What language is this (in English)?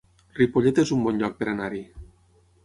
Catalan